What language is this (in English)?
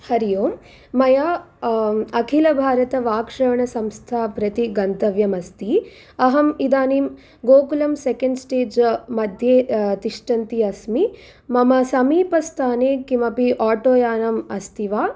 Sanskrit